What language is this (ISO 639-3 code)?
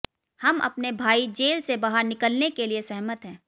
hin